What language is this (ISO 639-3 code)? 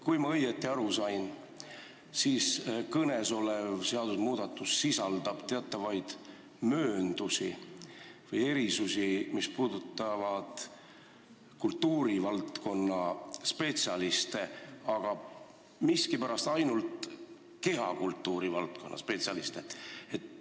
est